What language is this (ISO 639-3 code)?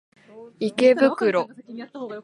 jpn